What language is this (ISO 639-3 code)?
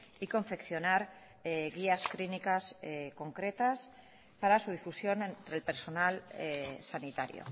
spa